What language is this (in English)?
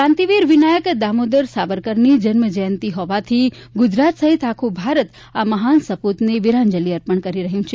Gujarati